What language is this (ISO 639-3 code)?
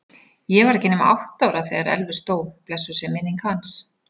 isl